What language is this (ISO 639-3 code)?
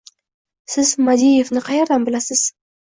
uzb